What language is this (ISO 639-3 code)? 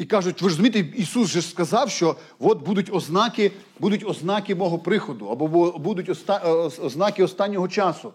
ukr